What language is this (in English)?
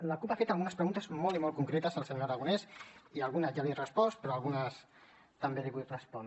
Catalan